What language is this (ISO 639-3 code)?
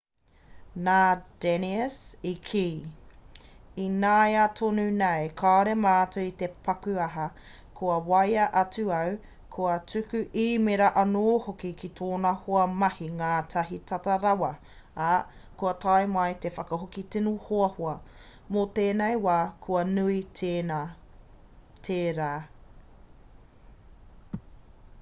mri